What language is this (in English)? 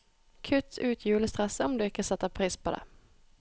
Norwegian